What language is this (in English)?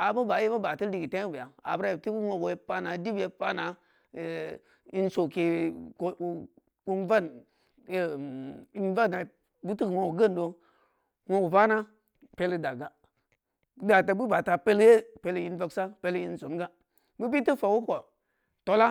Samba Leko